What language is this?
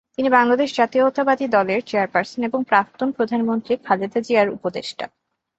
Bangla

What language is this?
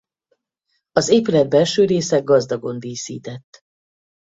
Hungarian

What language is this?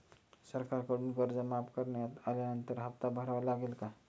Marathi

